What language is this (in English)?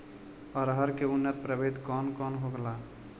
Bhojpuri